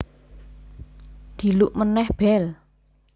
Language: Javanese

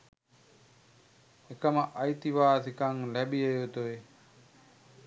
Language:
Sinhala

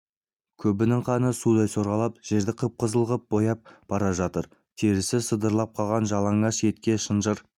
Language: Kazakh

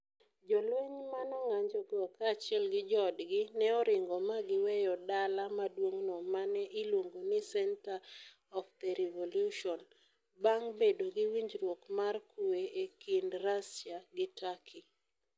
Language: Luo (Kenya and Tanzania)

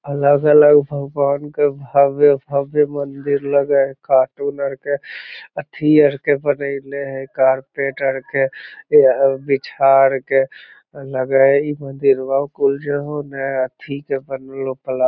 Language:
Magahi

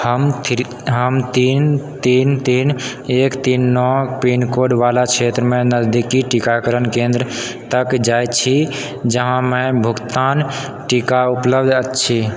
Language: Maithili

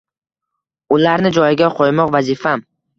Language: Uzbek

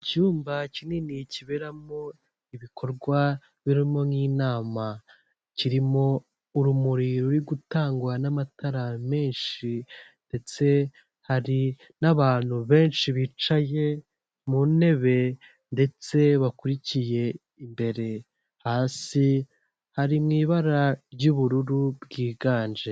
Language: Kinyarwanda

